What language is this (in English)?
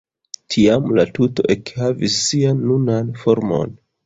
Esperanto